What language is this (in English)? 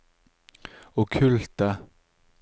Norwegian